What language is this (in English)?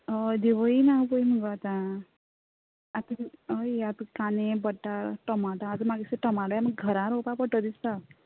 Konkani